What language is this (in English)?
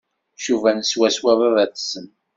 Kabyle